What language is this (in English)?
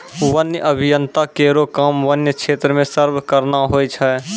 Maithili